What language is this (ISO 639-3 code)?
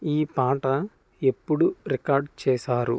tel